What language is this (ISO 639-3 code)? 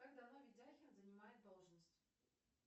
rus